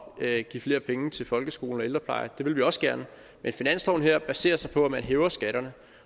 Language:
Danish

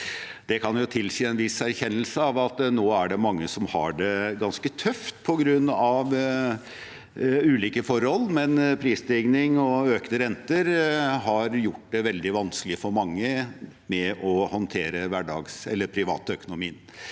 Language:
Norwegian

